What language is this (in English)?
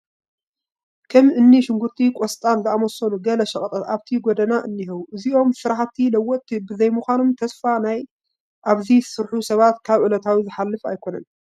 Tigrinya